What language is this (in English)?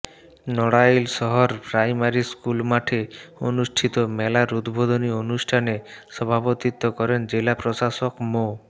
Bangla